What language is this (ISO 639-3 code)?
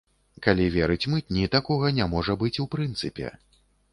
bel